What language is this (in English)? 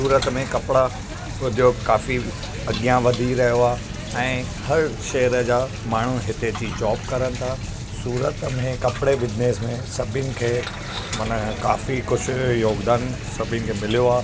Sindhi